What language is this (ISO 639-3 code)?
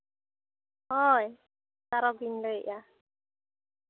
sat